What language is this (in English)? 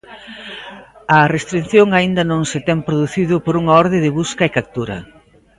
Galician